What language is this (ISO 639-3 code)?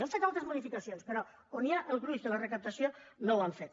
cat